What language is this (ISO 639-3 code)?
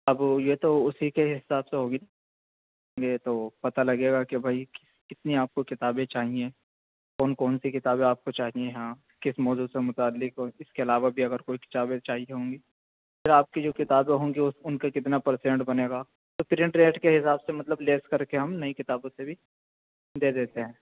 urd